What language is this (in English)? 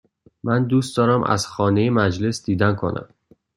Persian